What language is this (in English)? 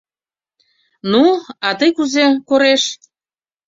Mari